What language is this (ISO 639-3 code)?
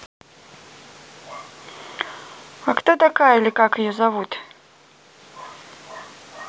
rus